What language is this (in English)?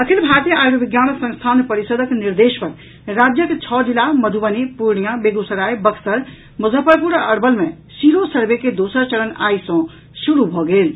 Maithili